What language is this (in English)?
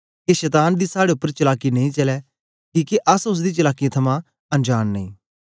Dogri